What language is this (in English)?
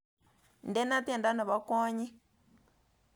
Kalenjin